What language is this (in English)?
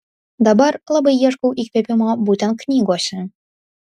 Lithuanian